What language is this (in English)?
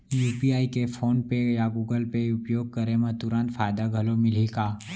Chhattisgarhi